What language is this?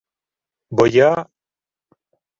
Ukrainian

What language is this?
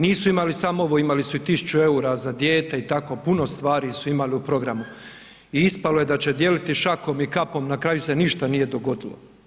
Croatian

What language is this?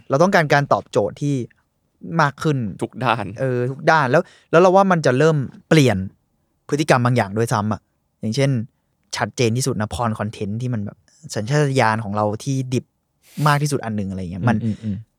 Thai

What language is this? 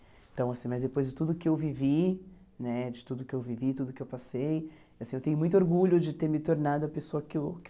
Portuguese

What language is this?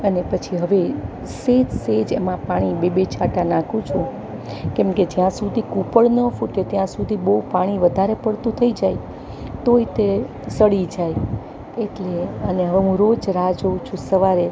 Gujarati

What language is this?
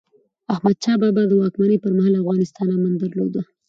Pashto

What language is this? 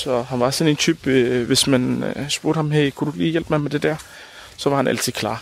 Danish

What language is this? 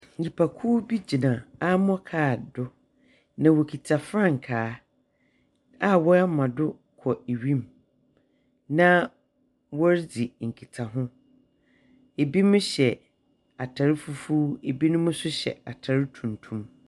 Akan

